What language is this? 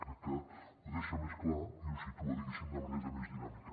Catalan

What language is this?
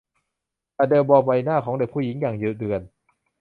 Thai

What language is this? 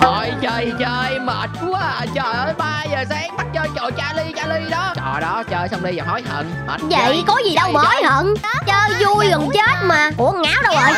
Vietnamese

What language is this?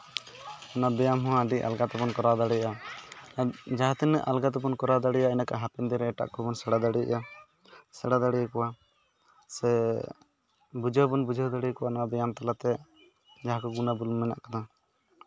Santali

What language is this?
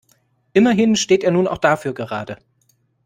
German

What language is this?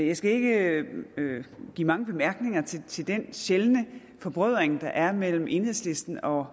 Danish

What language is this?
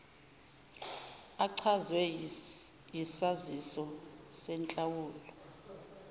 Zulu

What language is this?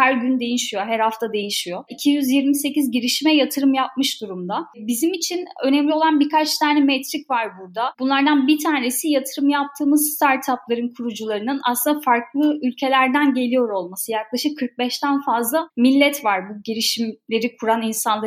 Turkish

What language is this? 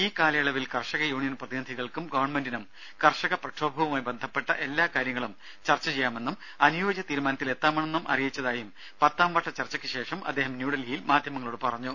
Malayalam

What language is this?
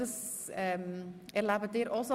Swiss German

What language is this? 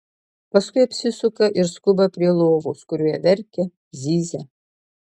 Lithuanian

